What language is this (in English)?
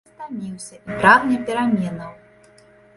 Belarusian